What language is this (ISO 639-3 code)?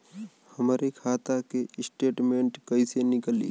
bho